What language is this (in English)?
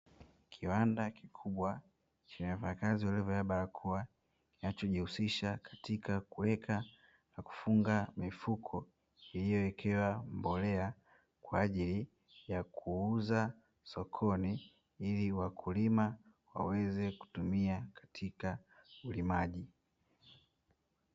Swahili